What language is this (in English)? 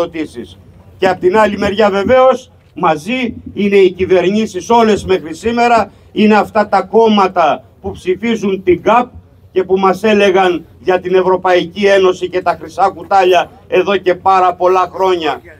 Greek